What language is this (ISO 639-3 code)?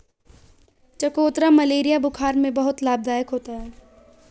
hin